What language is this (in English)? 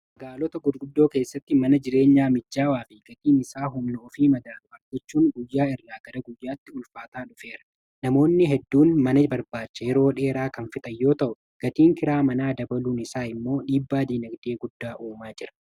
Oromo